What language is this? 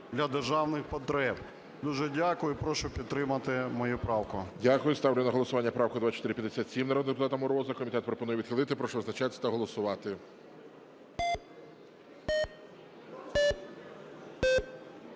Ukrainian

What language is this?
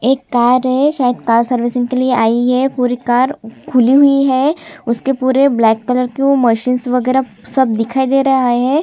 Hindi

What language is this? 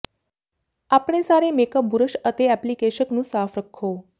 Punjabi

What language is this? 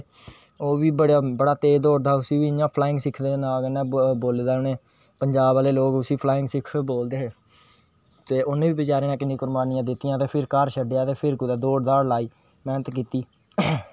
Dogri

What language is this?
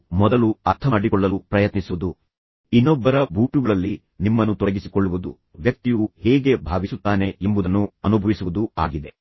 Kannada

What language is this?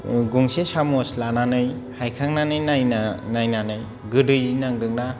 Bodo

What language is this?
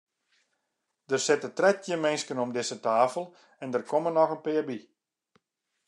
Western Frisian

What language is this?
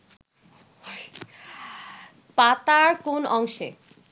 Bangla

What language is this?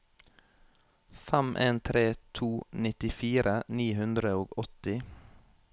Norwegian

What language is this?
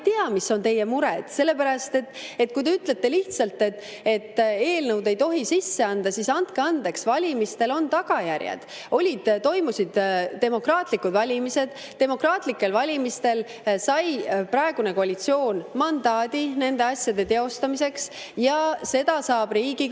Estonian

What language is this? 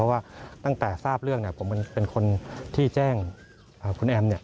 Thai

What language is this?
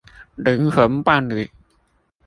Chinese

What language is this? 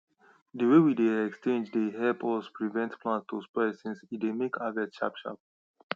Nigerian Pidgin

